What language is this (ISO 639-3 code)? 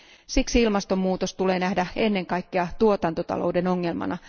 fin